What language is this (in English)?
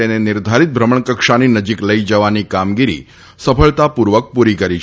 Gujarati